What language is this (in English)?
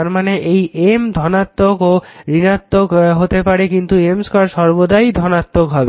Bangla